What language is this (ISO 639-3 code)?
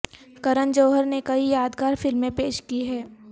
urd